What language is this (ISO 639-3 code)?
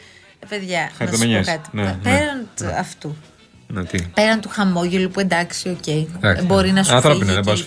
ell